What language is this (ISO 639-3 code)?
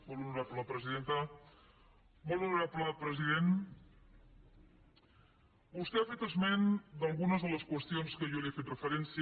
cat